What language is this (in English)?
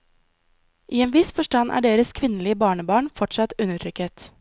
Norwegian